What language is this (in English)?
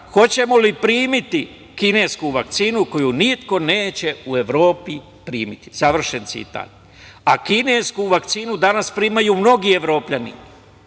Serbian